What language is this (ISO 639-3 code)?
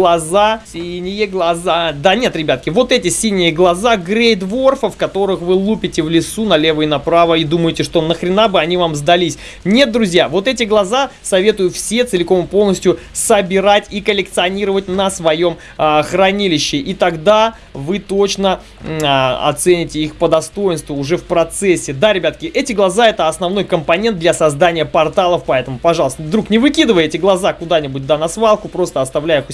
rus